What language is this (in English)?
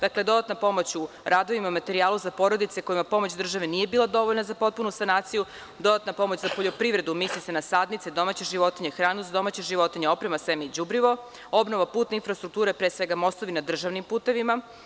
Serbian